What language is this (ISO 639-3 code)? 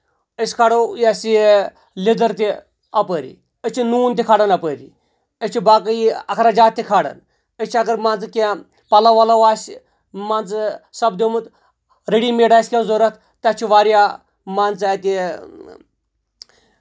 kas